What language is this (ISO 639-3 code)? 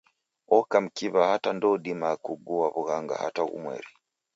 dav